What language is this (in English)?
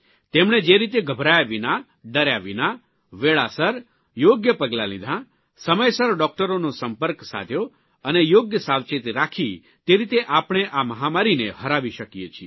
Gujarati